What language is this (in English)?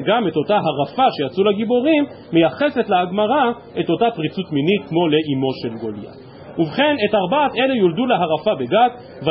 Hebrew